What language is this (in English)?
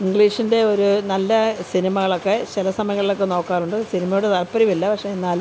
Malayalam